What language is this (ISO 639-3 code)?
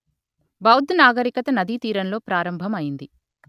tel